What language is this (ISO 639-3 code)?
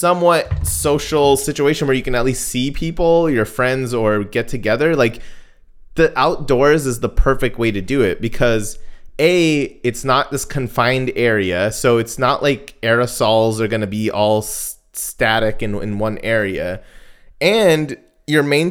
eng